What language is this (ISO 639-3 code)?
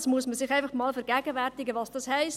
gsw